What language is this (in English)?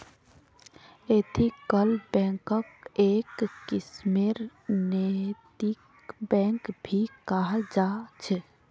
Magahi